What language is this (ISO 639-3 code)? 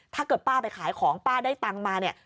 tha